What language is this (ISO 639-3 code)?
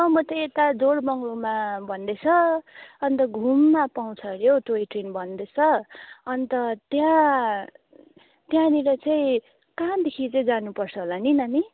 nep